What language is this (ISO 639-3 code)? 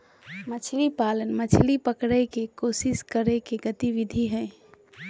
mag